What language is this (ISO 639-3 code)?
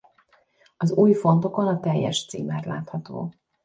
hun